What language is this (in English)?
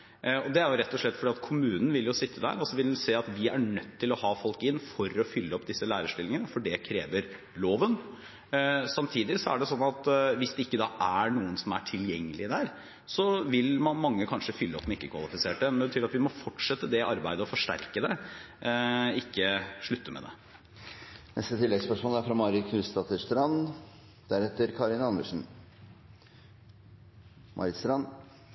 Norwegian